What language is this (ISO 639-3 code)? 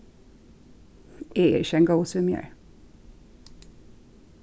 fao